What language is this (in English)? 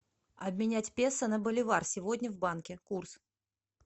Russian